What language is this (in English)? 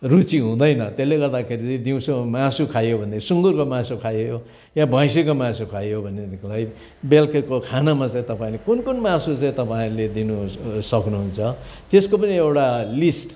Nepali